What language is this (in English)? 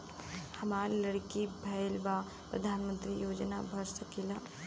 Bhojpuri